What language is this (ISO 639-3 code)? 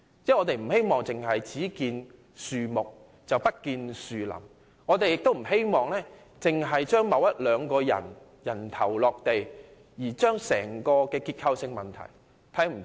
yue